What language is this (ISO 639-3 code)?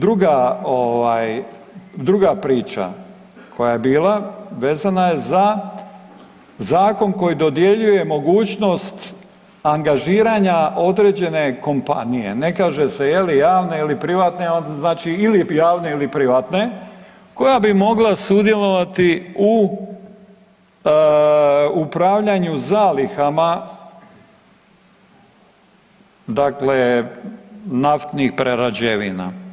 hrv